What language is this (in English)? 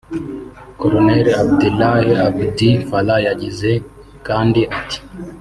Kinyarwanda